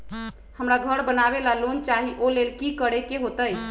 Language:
Magahi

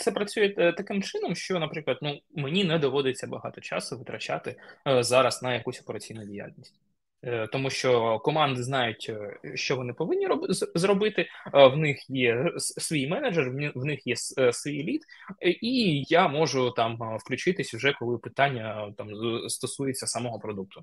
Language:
Ukrainian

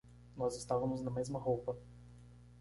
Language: Portuguese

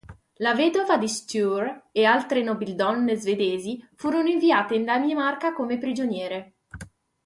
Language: Italian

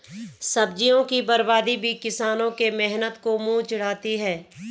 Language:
Hindi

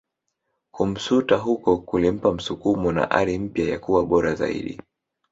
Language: Swahili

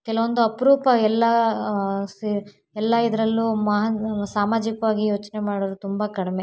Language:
Kannada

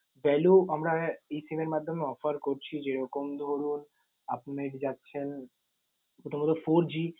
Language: Bangla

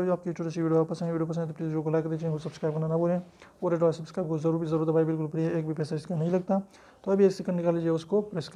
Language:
Hindi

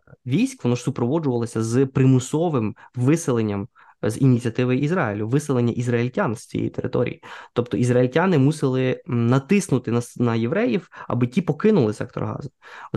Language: Ukrainian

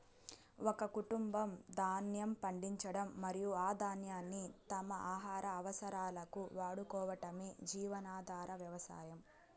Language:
Telugu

